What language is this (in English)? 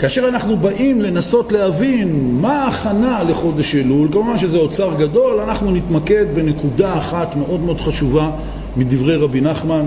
Hebrew